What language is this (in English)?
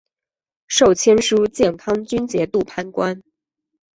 Chinese